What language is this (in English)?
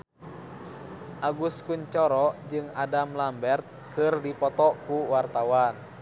Sundanese